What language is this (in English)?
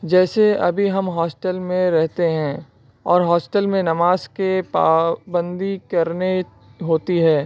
Urdu